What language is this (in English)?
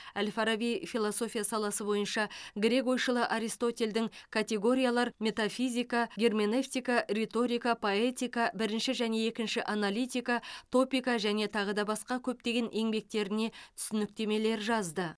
Kazakh